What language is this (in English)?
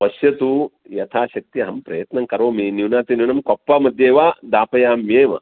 Sanskrit